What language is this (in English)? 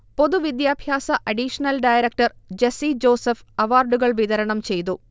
Malayalam